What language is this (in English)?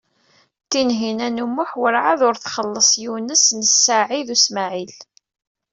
Kabyle